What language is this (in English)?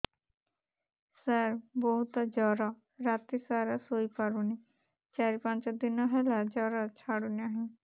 Odia